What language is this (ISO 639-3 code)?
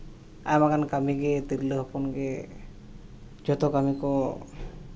sat